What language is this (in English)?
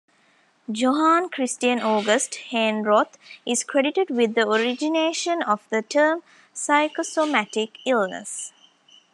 English